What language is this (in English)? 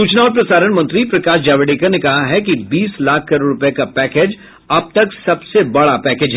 Hindi